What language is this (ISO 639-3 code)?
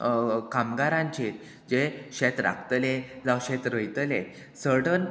kok